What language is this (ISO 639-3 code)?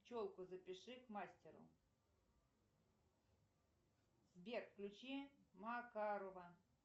rus